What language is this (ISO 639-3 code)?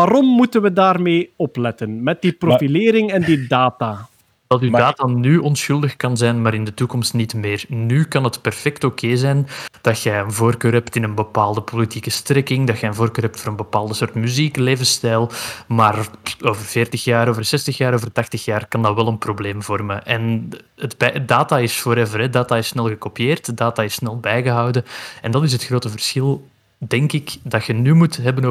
nld